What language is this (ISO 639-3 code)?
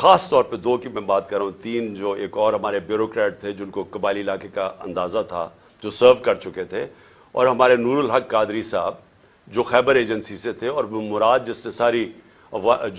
urd